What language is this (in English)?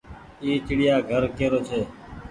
Goaria